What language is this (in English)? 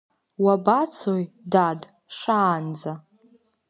Abkhazian